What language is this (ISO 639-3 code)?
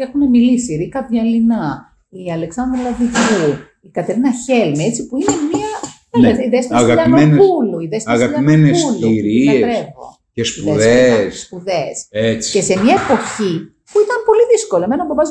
ell